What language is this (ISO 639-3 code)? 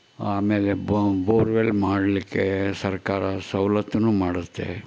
kan